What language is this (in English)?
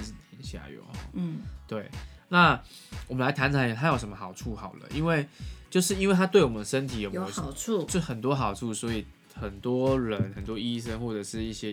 Chinese